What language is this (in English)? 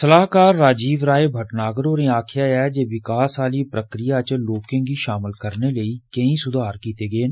Dogri